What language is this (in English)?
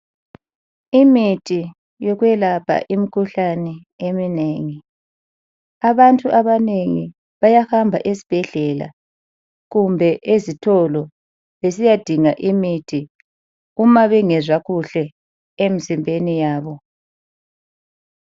North Ndebele